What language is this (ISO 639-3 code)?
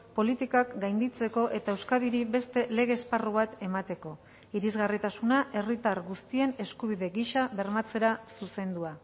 eus